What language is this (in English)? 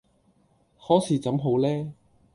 Cantonese